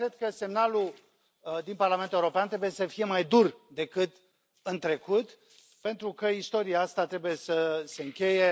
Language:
Romanian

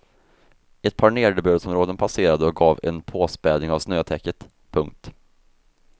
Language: Swedish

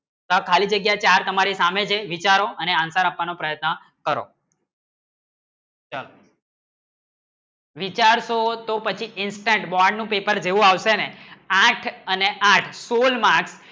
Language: Gujarati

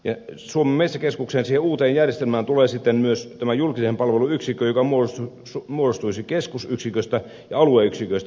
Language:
Finnish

